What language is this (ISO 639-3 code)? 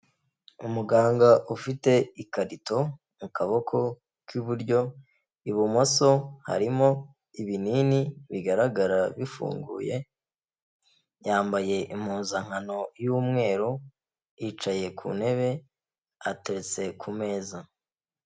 kin